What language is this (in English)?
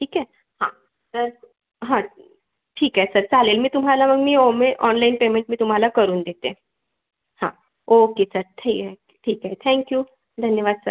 Marathi